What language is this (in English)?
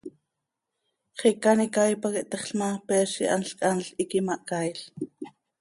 Seri